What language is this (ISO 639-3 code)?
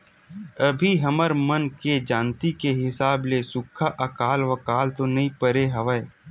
hne